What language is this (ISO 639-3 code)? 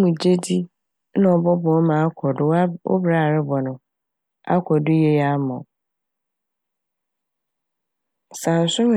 aka